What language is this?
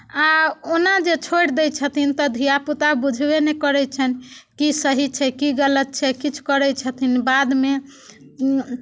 Maithili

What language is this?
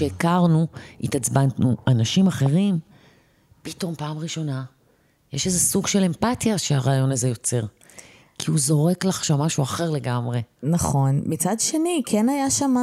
Hebrew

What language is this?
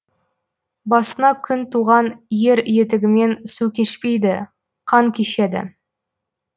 Kazakh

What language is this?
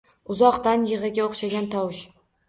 Uzbek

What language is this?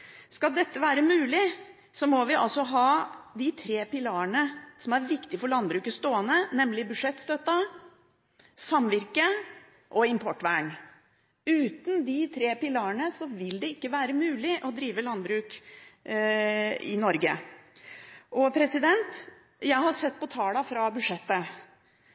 Norwegian Bokmål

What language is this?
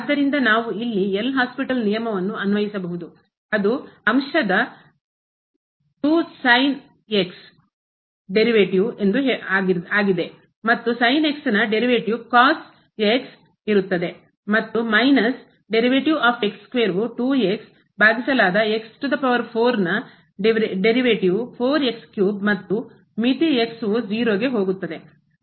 Kannada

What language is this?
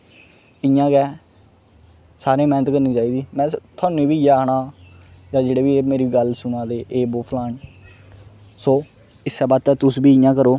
Dogri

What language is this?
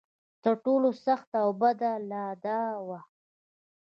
Pashto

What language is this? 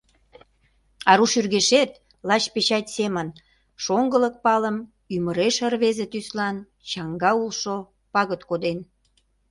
Mari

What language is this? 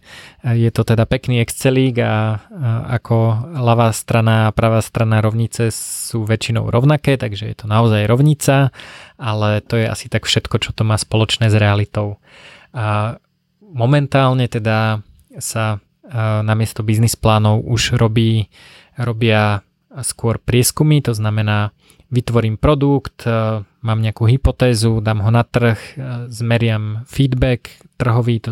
Slovak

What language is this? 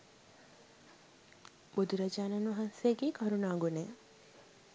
Sinhala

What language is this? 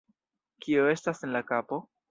Esperanto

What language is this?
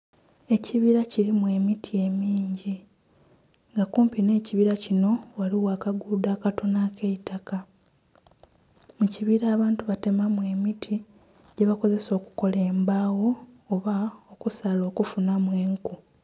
Soga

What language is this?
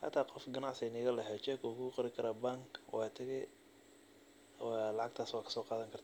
Somali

